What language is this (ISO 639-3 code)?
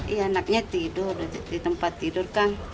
ind